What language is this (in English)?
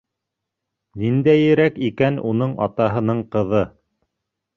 Bashkir